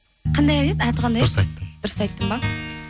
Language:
Kazakh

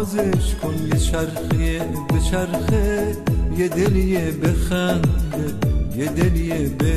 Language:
Persian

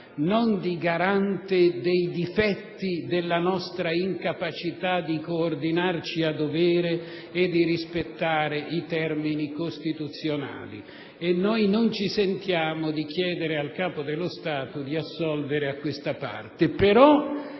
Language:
Italian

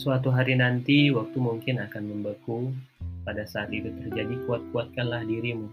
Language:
Indonesian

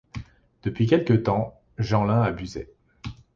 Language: French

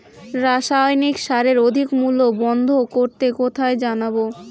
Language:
Bangla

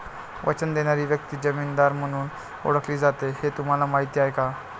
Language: Marathi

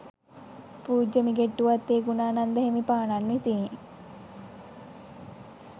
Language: Sinhala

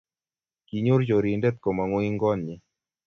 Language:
Kalenjin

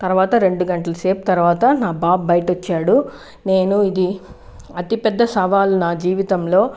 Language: Telugu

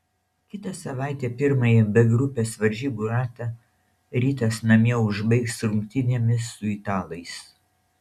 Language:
Lithuanian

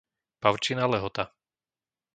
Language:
Slovak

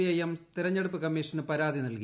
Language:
Malayalam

